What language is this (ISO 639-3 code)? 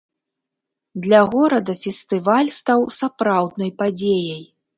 bel